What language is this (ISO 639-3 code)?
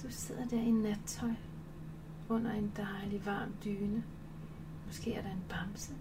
dan